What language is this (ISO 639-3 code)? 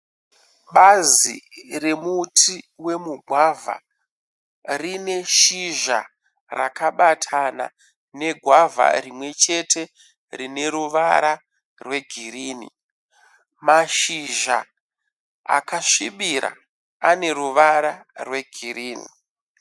sna